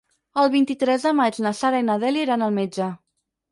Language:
Catalan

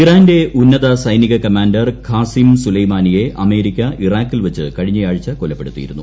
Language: Malayalam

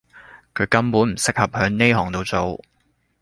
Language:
Cantonese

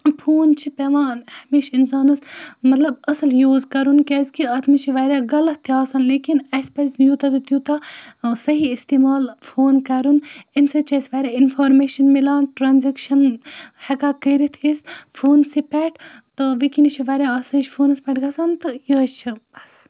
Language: Kashmiri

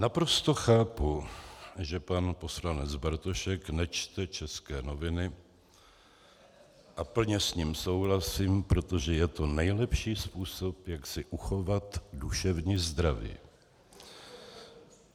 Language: Czech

